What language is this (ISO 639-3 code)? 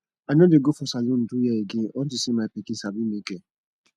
pcm